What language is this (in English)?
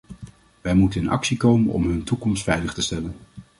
Dutch